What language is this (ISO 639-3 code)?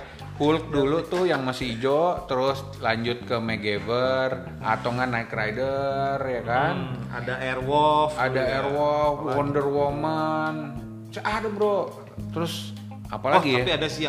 ind